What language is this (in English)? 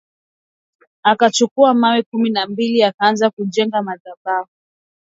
Swahili